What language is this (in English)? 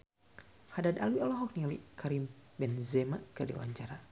Sundanese